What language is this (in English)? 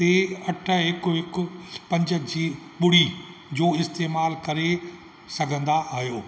Sindhi